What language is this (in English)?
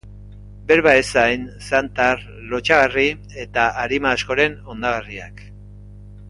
Basque